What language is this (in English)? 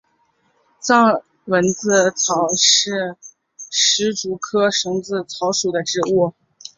Chinese